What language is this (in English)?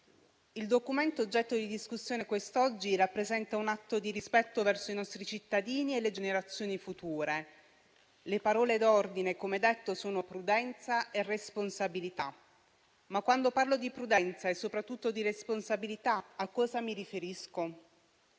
Italian